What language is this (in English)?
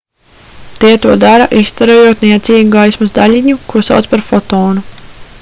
Latvian